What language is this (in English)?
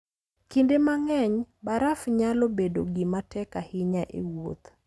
Luo (Kenya and Tanzania)